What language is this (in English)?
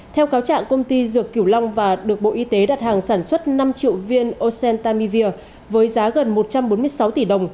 Vietnamese